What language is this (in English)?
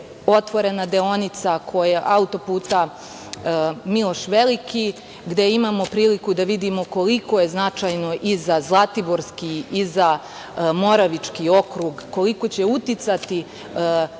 Serbian